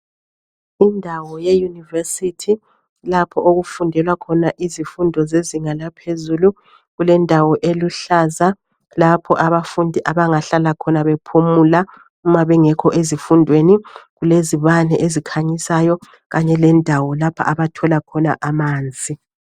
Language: North Ndebele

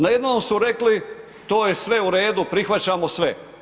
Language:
Croatian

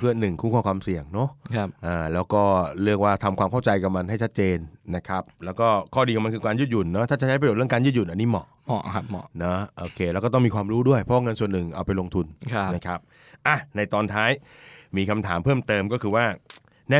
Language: Thai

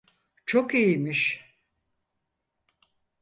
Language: Turkish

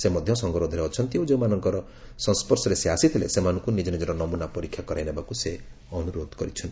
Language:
Odia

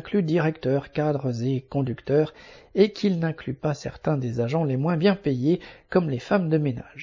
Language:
French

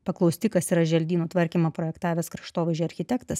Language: Lithuanian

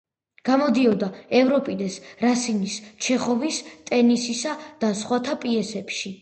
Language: Georgian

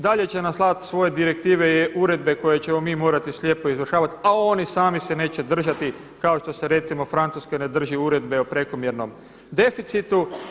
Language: Croatian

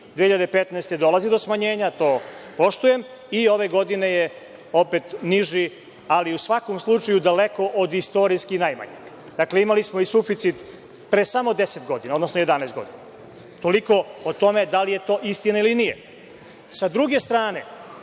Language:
Serbian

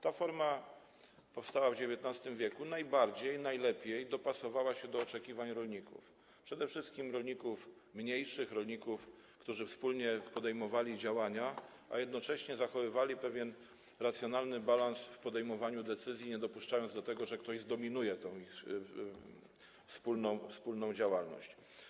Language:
Polish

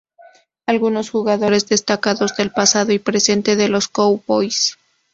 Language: Spanish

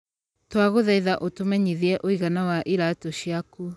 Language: Kikuyu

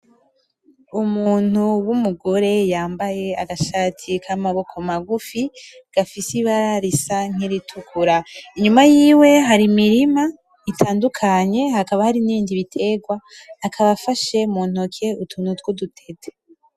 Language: Rundi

